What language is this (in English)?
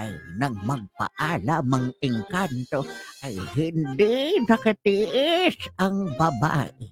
Filipino